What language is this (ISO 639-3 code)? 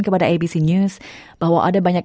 ind